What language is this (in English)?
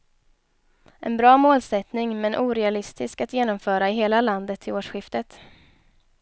Swedish